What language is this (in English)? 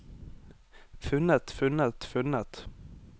Norwegian